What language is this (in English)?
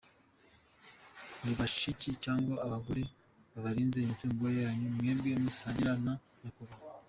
Kinyarwanda